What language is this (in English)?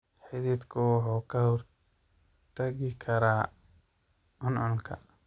Somali